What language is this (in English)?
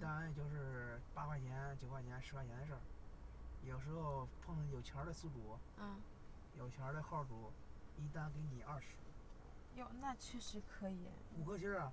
Chinese